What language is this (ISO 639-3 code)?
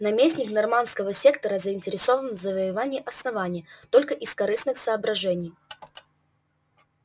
rus